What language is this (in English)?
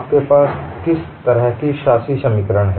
Hindi